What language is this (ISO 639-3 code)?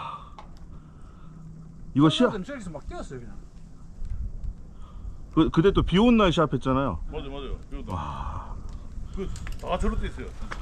kor